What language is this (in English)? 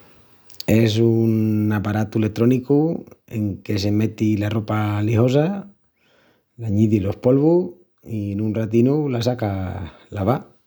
Extremaduran